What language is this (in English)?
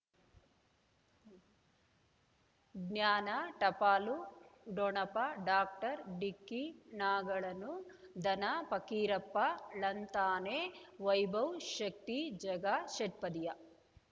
Kannada